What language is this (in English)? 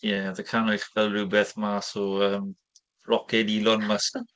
Welsh